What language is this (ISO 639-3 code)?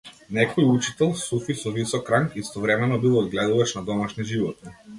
mkd